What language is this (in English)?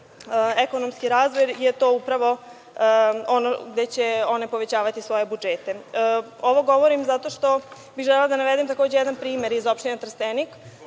Serbian